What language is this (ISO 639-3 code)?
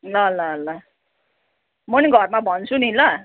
nep